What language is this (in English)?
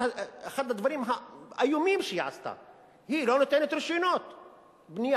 Hebrew